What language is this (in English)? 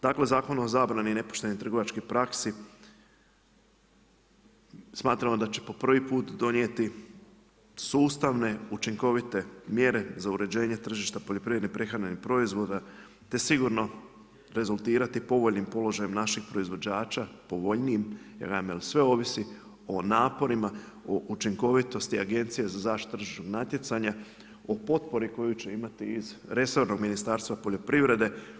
Croatian